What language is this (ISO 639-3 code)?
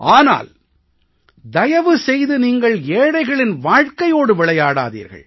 tam